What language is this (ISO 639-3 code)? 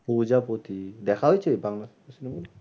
ben